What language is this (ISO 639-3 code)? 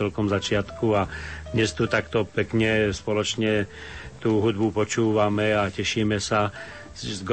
slk